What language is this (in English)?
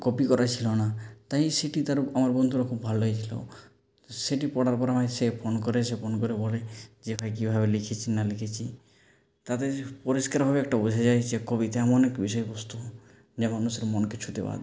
Bangla